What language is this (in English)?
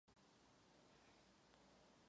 Czech